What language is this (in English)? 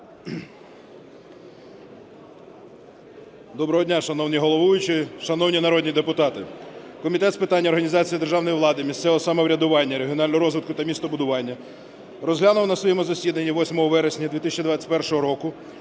Ukrainian